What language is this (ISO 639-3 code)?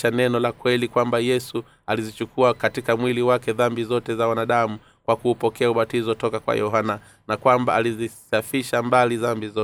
swa